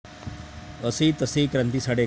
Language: Marathi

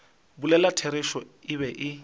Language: Northern Sotho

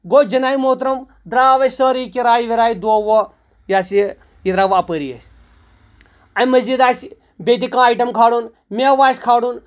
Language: Kashmiri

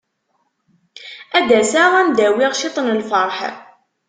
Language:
Kabyle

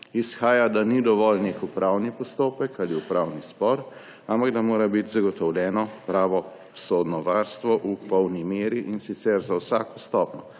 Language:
Slovenian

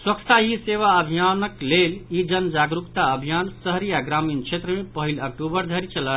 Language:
Maithili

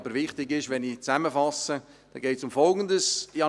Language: Swiss German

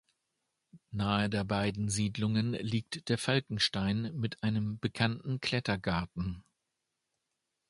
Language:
German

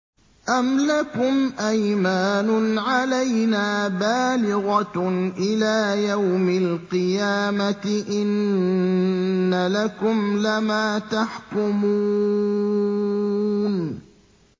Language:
Arabic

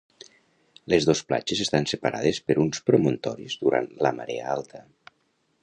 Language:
Catalan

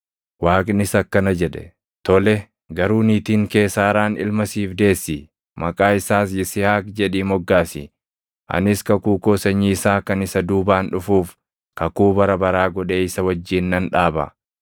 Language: Oromo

